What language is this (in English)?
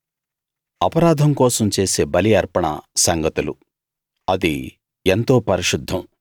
Telugu